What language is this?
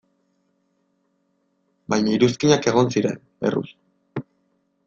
Basque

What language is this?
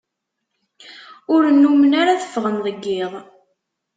Kabyle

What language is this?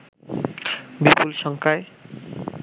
Bangla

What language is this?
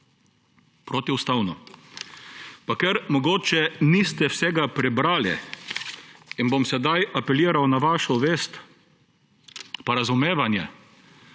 Slovenian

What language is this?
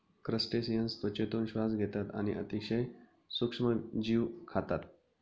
Marathi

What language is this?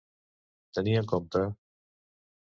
Catalan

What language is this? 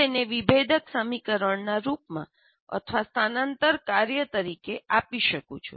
Gujarati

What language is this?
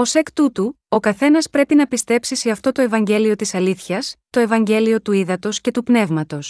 Greek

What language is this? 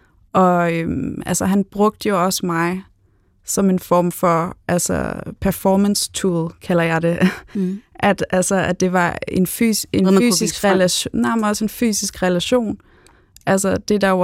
Danish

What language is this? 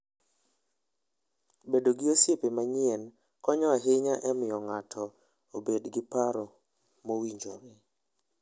Luo (Kenya and Tanzania)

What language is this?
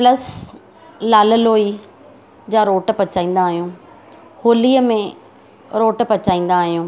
Sindhi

